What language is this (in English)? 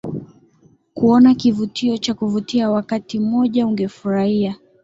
Swahili